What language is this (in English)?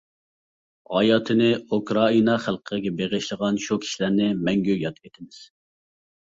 Uyghur